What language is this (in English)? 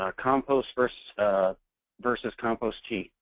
English